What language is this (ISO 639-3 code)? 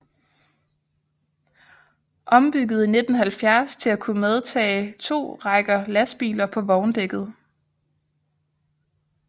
dan